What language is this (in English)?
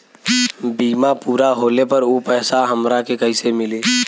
Bhojpuri